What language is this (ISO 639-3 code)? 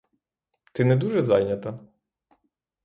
ukr